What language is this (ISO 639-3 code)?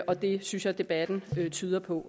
dan